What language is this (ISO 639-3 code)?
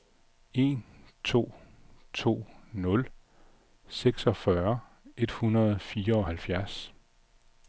dan